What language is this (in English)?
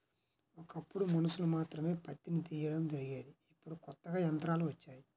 Telugu